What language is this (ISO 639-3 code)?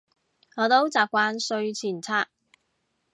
yue